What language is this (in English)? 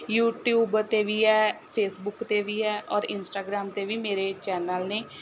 Punjabi